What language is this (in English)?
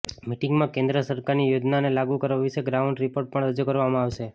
Gujarati